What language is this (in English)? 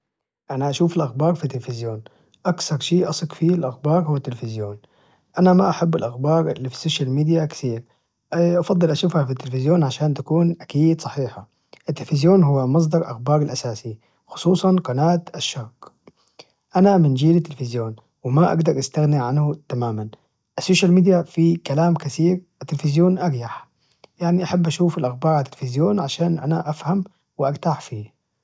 Najdi Arabic